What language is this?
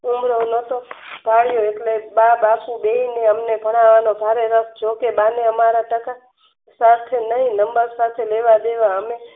Gujarati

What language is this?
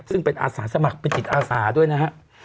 Thai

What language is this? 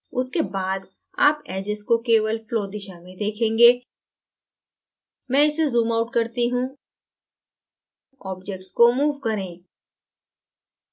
Hindi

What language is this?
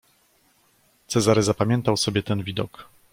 Polish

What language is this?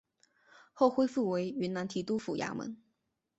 Chinese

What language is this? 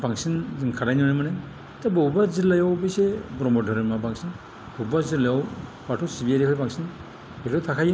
Bodo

